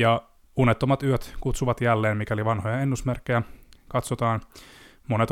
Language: Finnish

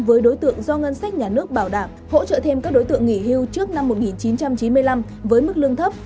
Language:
Vietnamese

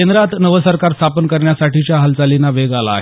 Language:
Marathi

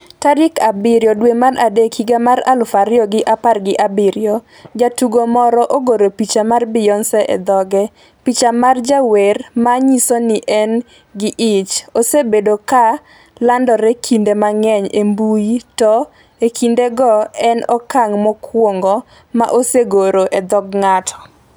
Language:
Luo (Kenya and Tanzania)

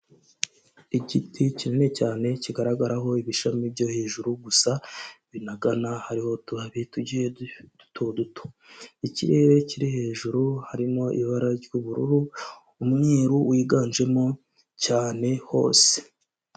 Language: Kinyarwanda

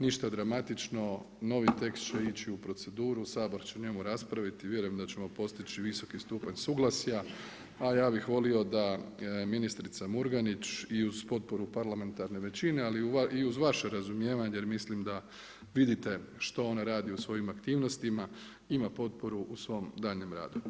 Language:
Croatian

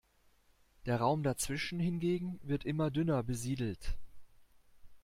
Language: German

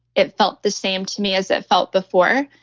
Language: English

